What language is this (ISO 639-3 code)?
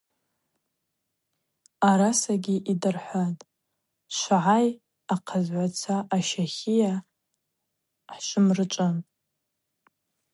abq